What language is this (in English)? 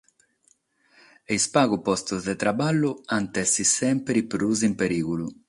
Sardinian